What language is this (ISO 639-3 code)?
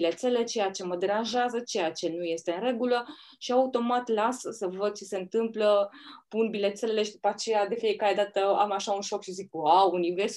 ron